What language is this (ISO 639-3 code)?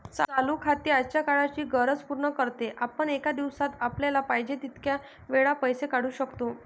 mar